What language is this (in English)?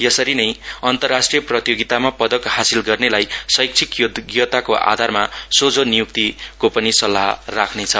Nepali